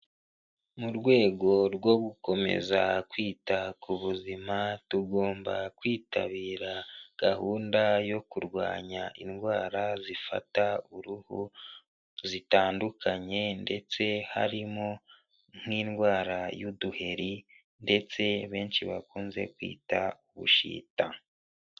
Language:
Kinyarwanda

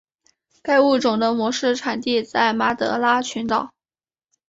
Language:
Chinese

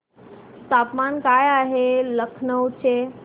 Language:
Marathi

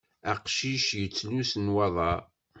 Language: Kabyle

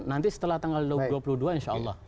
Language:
Indonesian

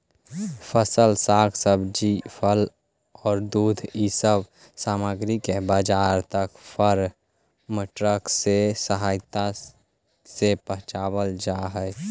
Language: Magahi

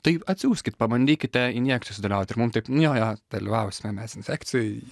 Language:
Lithuanian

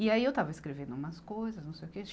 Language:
Portuguese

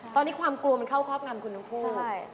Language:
Thai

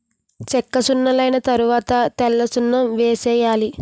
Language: Telugu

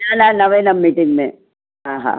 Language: Sindhi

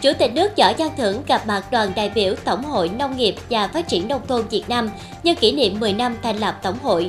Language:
Vietnamese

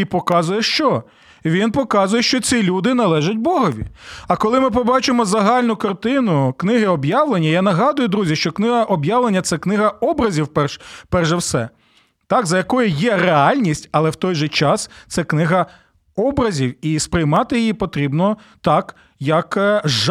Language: Ukrainian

